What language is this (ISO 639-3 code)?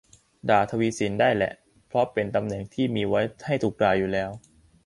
tha